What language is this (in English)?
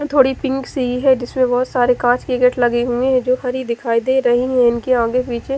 Hindi